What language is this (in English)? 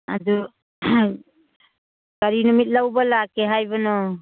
Manipuri